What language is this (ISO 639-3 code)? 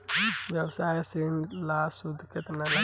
bho